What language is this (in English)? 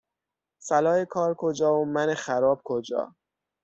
Persian